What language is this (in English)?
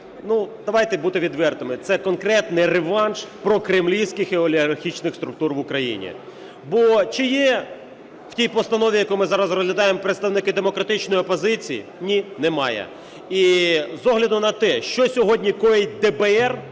Ukrainian